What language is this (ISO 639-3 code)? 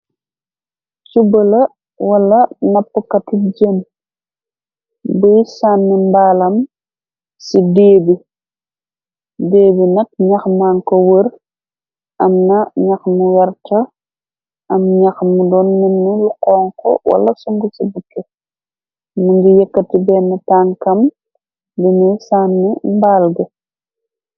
wol